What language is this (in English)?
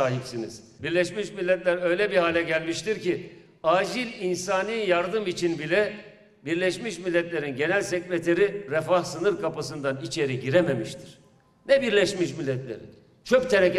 Turkish